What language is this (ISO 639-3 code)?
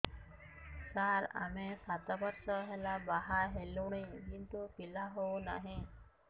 ori